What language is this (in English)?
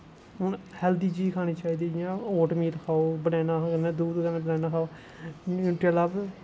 Dogri